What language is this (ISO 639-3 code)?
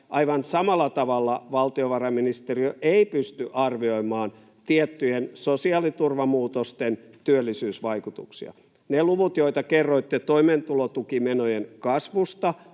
fin